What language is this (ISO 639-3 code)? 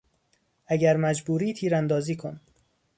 fas